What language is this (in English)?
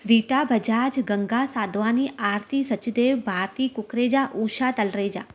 Sindhi